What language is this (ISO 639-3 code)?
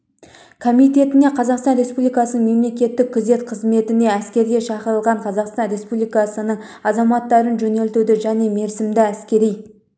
kaz